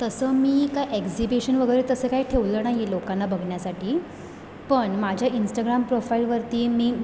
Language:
Marathi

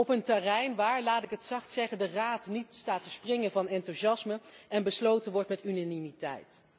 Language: Dutch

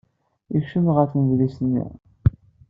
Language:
Kabyle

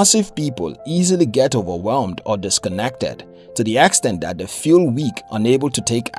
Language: English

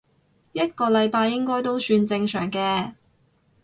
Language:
Cantonese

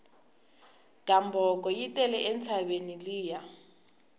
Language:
Tsonga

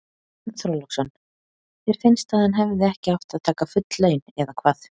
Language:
Icelandic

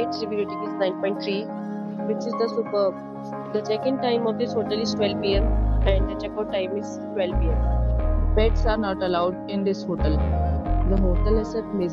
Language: English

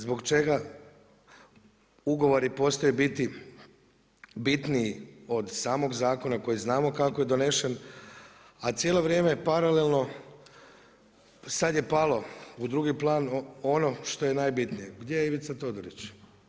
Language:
Croatian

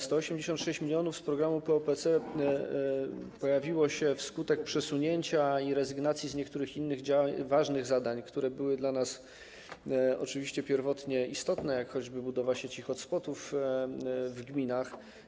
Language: Polish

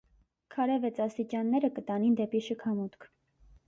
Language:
Armenian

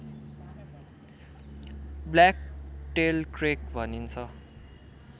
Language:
Nepali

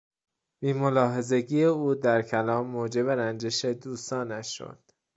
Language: Persian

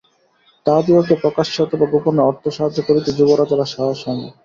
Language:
Bangla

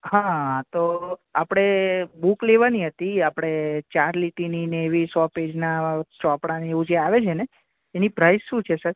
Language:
Gujarati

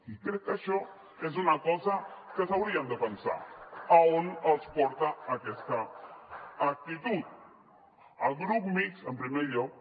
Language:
Catalan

